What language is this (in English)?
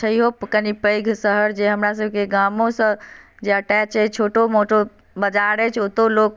Maithili